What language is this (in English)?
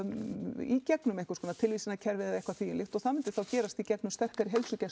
Icelandic